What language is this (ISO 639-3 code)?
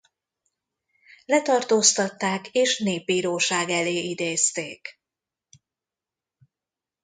hun